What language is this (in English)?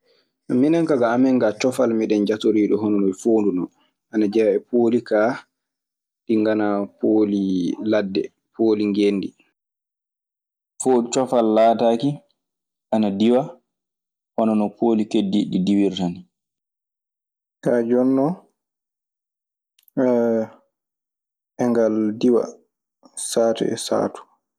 Maasina Fulfulde